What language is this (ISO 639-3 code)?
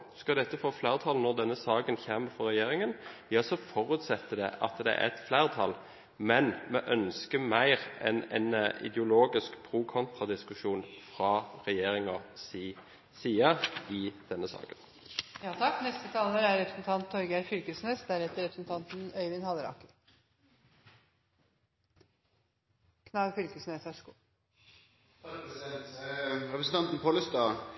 nor